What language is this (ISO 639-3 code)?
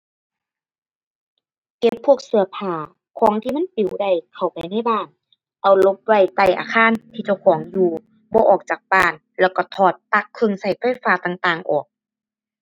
tha